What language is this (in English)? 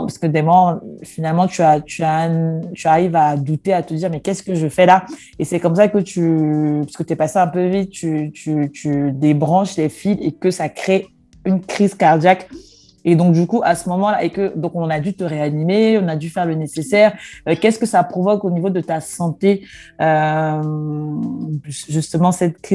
French